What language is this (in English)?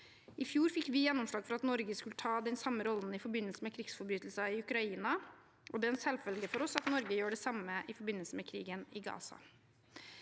Norwegian